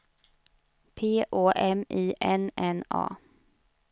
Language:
Swedish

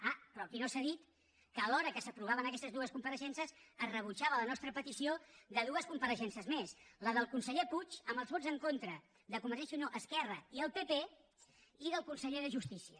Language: Catalan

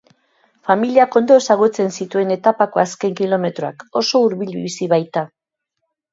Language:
Basque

